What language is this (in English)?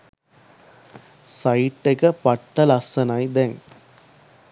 Sinhala